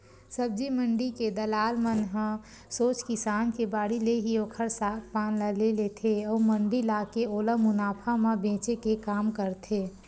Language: Chhattisgarhi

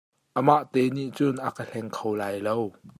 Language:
Hakha Chin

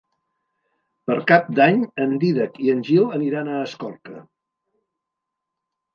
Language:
Catalan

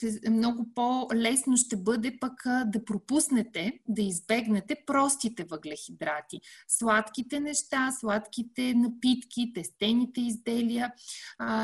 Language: Bulgarian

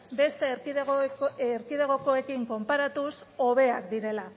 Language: Basque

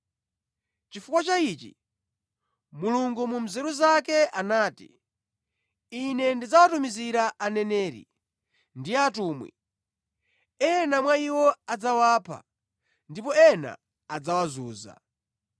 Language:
Nyanja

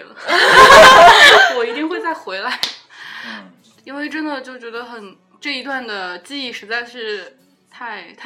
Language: Chinese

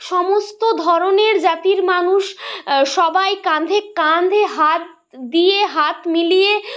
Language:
Bangla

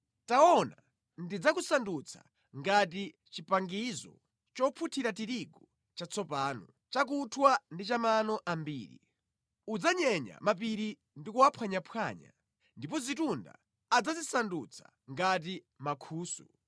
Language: Nyanja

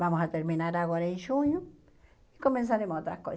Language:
Portuguese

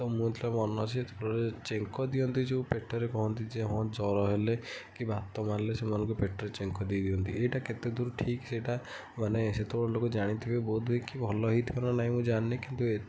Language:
Odia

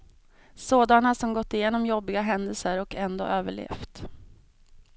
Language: Swedish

